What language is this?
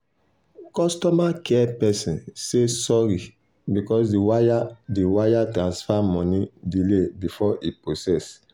Nigerian Pidgin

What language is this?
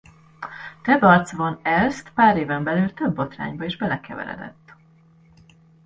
Hungarian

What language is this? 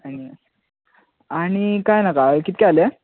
Konkani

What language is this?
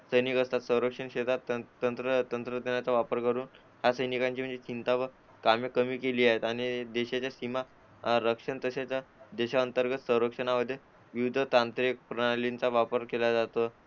Marathi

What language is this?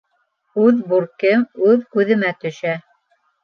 Bashkir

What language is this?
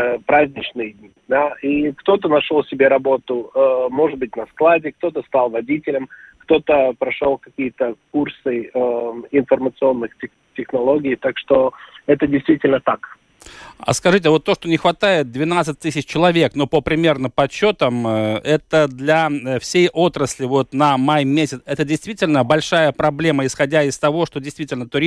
Russian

